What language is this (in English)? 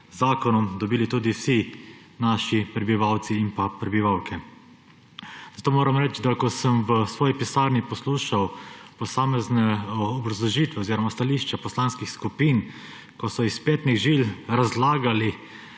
Slovenian